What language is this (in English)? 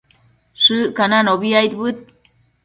Matsés